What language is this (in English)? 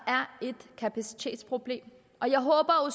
Danish